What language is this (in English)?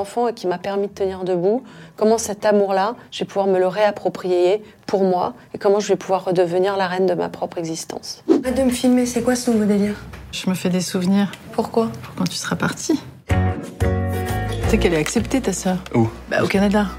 French